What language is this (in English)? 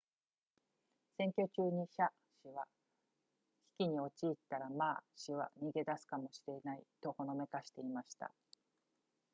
Japanese